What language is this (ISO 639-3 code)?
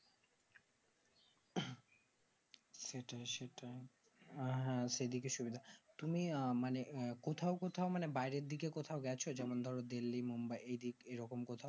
ben